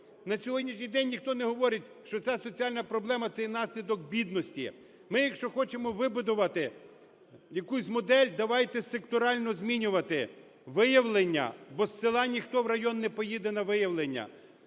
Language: Ukrainian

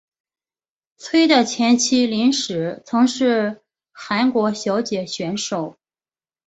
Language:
Chinese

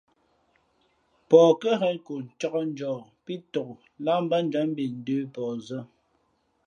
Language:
Fe'fe'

